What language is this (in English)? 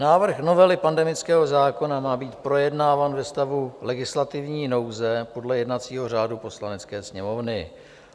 Czech